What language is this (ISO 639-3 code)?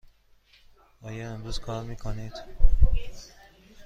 fas